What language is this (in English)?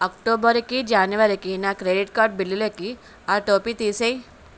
Telugu